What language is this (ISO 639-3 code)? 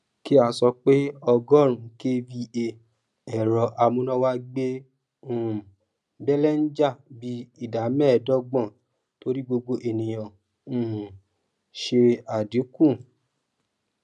yor